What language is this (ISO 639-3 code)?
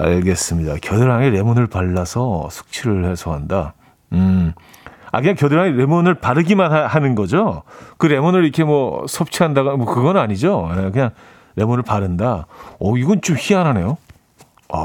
kor